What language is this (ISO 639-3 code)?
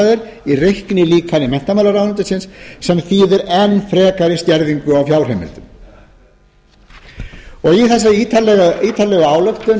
isl